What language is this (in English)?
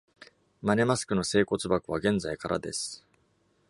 Japanese